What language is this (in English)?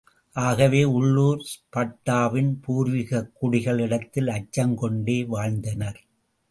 Tamil